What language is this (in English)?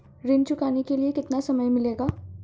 Hindi